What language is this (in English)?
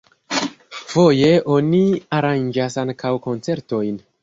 Esperanto